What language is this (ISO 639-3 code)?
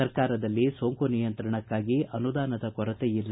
kan